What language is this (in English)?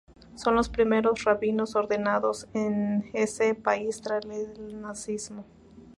Spanish